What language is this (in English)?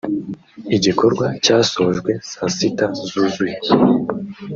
Kinyarwanda